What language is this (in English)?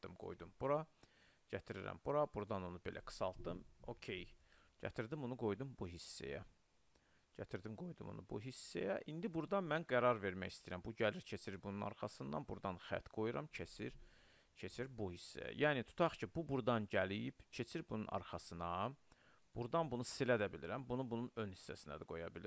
Turkish